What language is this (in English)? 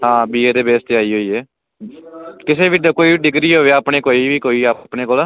Punjabi